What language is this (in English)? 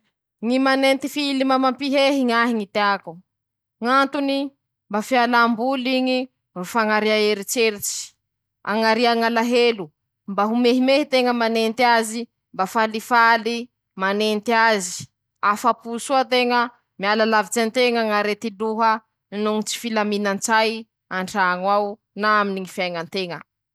Masikoro Malagasy